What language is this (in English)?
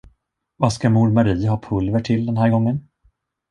Swedish